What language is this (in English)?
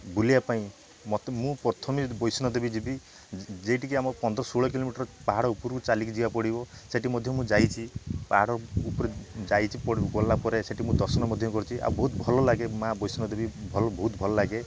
Odia